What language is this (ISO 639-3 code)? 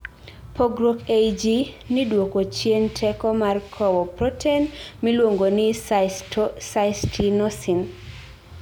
luo